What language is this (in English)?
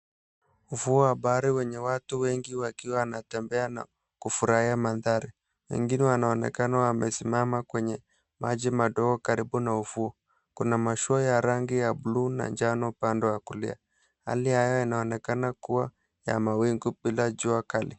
Swahili